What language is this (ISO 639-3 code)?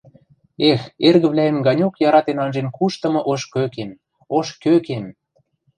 mrj